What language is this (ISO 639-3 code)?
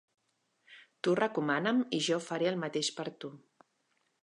cat